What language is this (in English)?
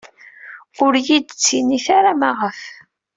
Kabyle